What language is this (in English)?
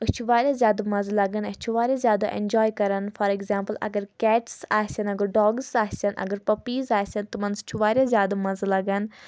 Kashmiri